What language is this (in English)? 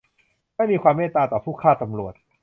Thai